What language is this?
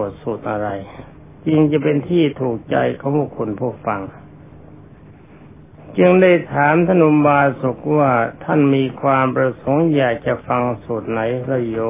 Thai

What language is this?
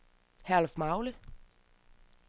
Danish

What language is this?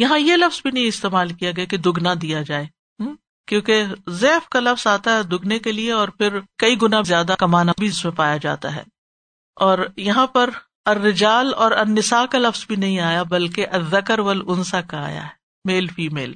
Urdu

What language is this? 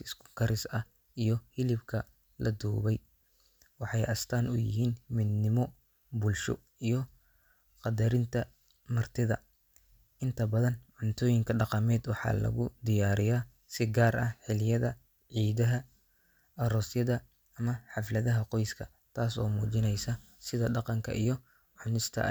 Somali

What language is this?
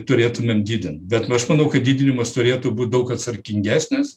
Lithuanian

